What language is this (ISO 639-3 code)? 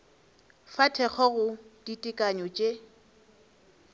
nso